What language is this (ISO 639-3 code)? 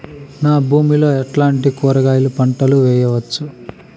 tel